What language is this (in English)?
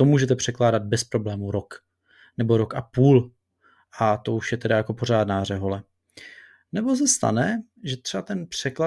Czech